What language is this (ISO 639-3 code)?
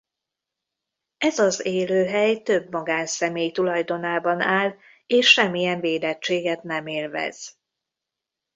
hun